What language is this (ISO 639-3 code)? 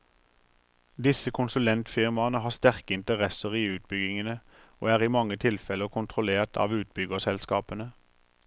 nor